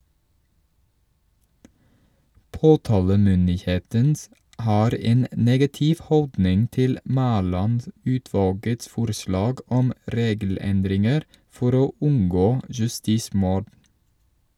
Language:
Norwegian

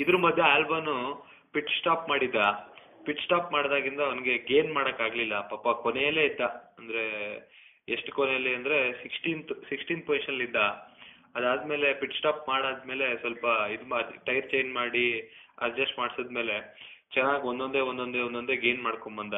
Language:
Kannada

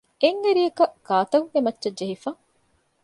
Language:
Divehi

